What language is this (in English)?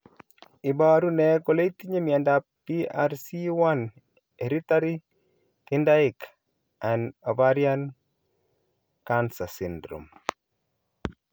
Kalenjin